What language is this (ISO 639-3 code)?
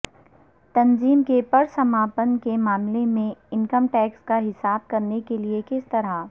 urd